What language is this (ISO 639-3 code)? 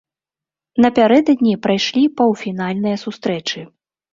bel